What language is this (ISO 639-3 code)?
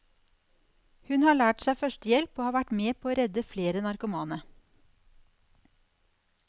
nor